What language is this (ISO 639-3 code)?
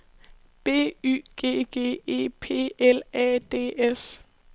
dan